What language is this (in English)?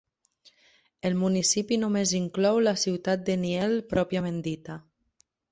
Catalan